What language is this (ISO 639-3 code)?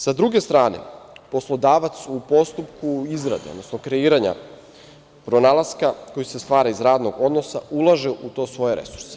srp